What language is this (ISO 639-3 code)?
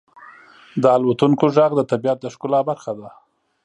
pus